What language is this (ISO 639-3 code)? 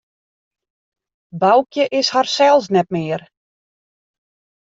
fry